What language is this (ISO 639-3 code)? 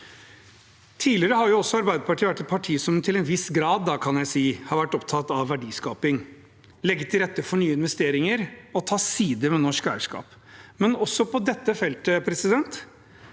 nor